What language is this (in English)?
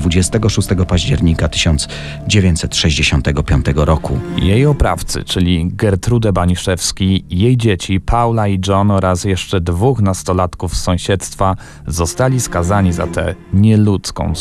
Polish